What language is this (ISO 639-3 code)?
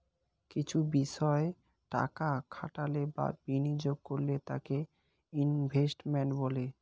ben